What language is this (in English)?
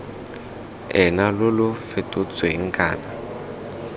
Tswana